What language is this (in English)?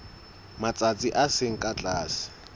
Southern Sotho